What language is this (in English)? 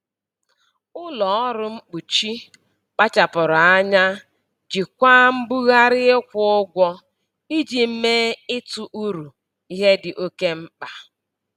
Igbo